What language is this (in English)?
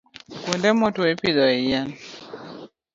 Luo (Kenya and Tanzania)